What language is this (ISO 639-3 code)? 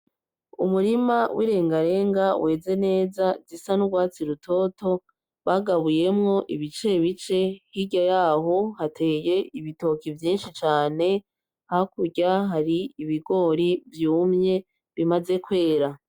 run